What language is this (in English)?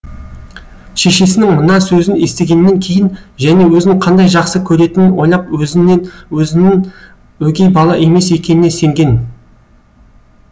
Kazakh